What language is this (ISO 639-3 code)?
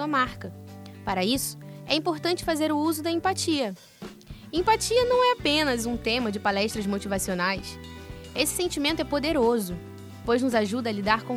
por